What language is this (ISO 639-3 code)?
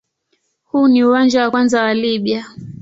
swa